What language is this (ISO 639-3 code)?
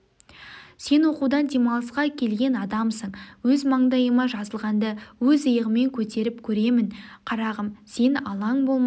kaz